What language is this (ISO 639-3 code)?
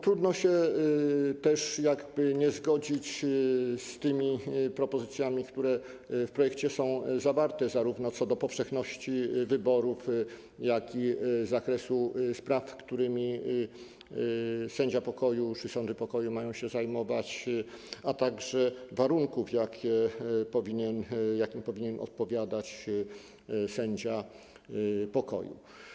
pol